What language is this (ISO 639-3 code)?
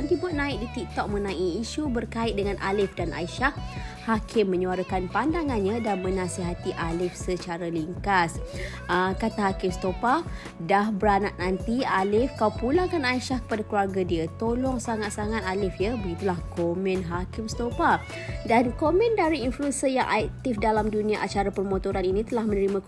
msa